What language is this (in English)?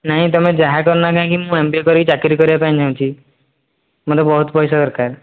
Odia